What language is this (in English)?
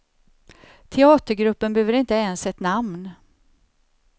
Swedish